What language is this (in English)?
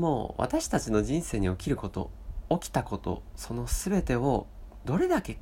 Japanese